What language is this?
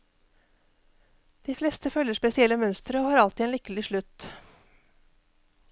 Norwegian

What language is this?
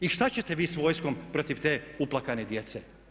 Croatian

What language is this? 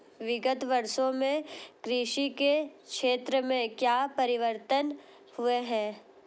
Hindi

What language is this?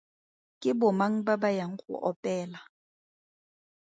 Tswana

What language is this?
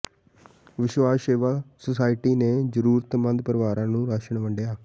Punjabi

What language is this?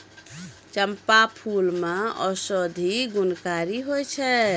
Maithili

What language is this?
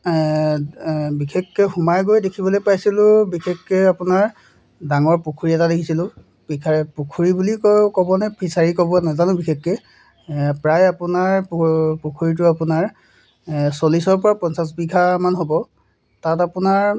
Assamese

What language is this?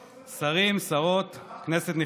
Hebrew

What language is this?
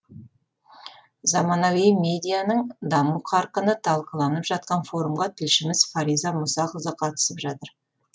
Kazakh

